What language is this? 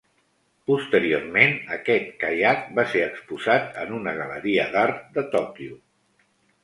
Catalan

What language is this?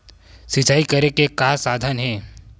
Chhattisgarhi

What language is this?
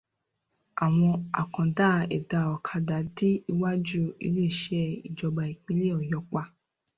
Yoruba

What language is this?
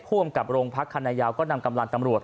Thai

